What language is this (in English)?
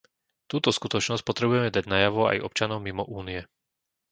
Slovak